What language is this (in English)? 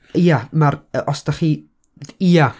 Welsh